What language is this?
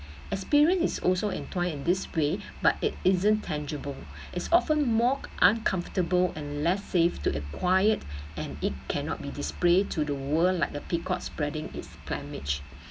English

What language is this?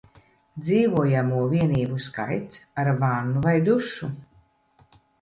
Latvian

